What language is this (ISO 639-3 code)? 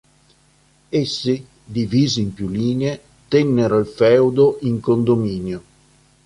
ita